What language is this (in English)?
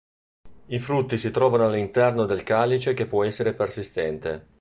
Italian